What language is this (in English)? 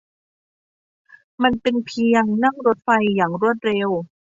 Thai